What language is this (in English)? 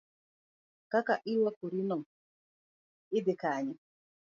Luo (Kenya and Tanzania)